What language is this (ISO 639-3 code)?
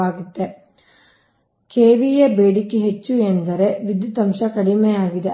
kan